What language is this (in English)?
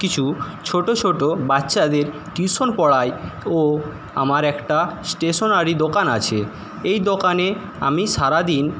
Bangla